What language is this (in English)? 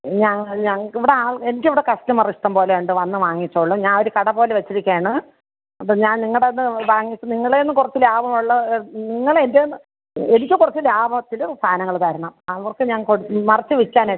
Malayalam